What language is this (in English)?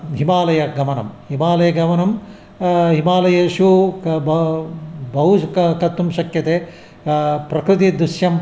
Sanskrit